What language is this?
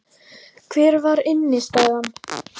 Icelandic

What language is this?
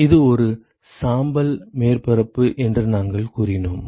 Tamil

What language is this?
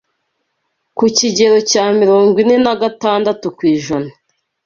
Kinyarwanda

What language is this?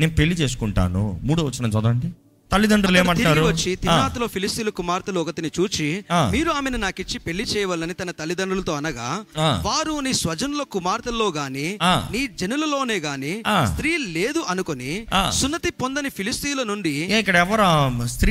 Telugu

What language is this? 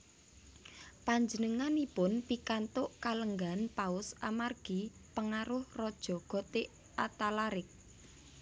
Javanese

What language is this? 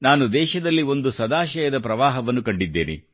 Kannada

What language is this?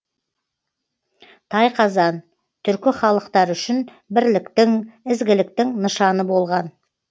Kazakh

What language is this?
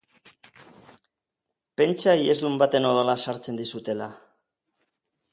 Basque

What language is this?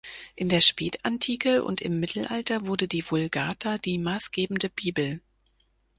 German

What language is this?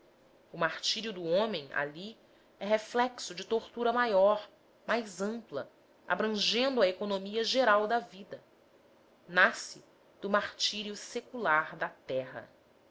Portuguese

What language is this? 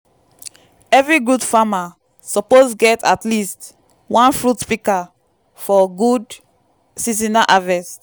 Nigerian Pidgin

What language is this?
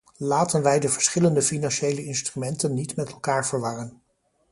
Dutch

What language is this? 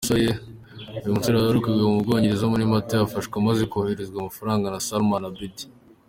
Kinyarwanda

